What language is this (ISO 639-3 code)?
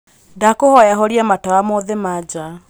kik